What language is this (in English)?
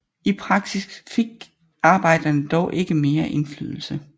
Danish